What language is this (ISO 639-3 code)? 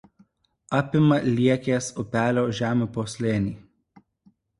lit